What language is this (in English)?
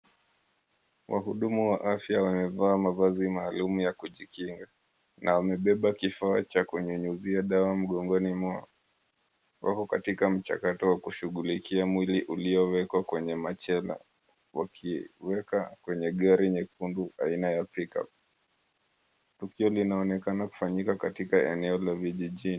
Swahili